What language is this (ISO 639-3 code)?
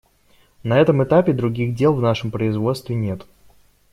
rus